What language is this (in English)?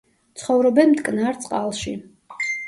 Georgian